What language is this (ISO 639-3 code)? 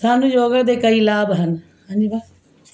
pan